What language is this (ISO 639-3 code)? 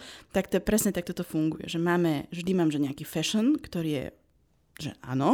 slk